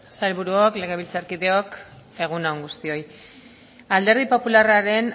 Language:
Basque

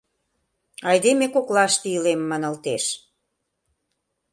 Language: Mari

